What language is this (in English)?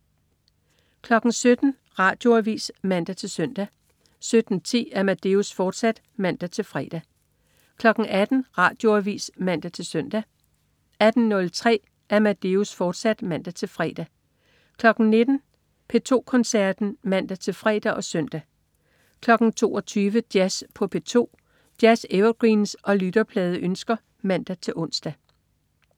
Danish